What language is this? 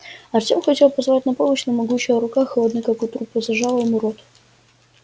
Russian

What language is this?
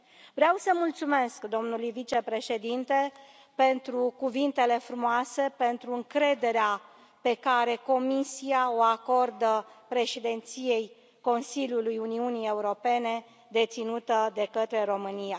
Romanian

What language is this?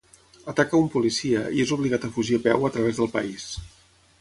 Catalan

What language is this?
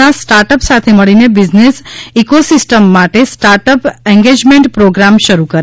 Gujarati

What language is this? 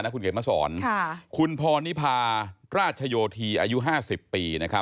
Thai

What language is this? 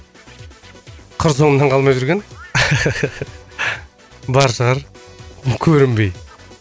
Kazakh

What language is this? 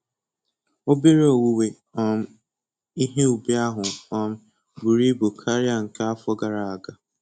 Igbo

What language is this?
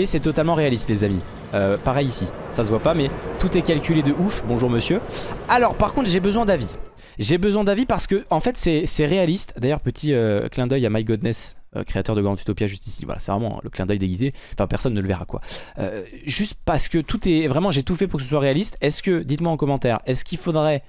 French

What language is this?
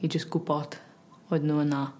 Welsh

